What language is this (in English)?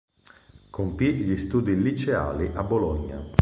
Italian